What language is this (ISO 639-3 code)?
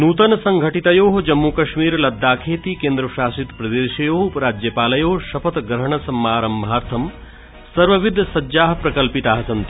san